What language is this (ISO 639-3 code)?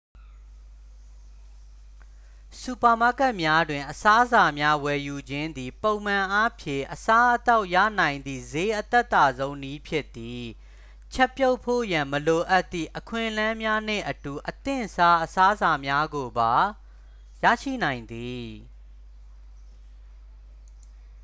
mya